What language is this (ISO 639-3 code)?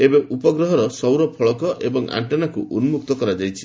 ori